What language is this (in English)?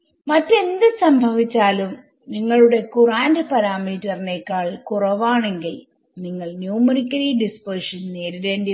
Malayalam